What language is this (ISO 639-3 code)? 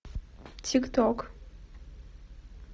rus